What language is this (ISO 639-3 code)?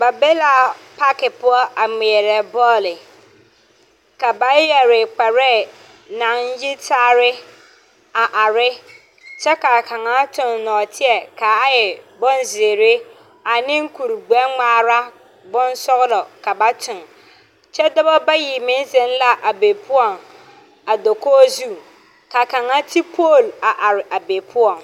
dga